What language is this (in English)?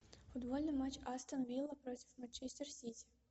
Russian